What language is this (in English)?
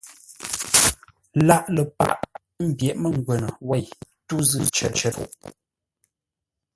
Ngombale